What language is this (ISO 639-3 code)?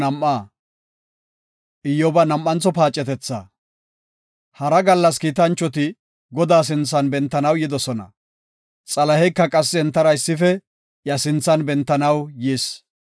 gof